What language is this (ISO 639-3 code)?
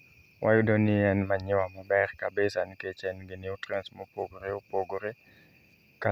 luo